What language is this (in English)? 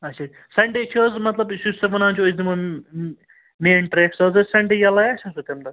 Kashmiri